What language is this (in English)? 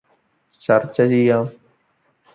Malayalam